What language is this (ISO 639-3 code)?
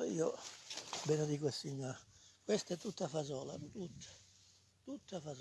ita